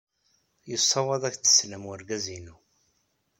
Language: Kabyle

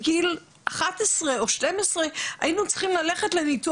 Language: Hebrew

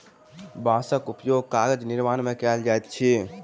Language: Maithili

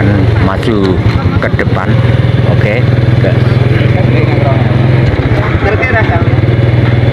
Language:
Indonesian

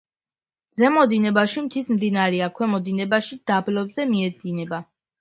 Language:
Georgian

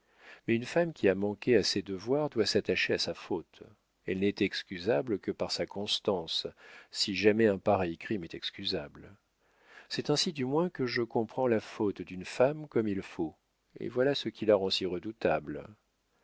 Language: French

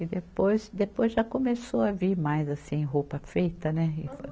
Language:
Portuguese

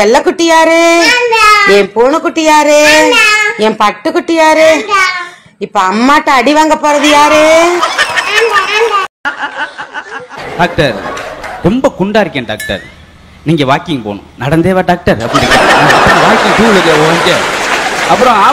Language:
Tamil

